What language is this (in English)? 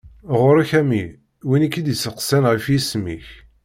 Kabyle